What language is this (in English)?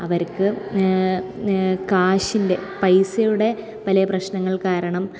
Malayalam